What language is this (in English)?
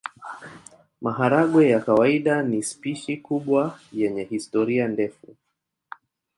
Swahili